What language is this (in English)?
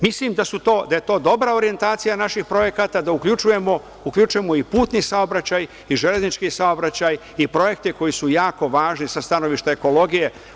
Serbian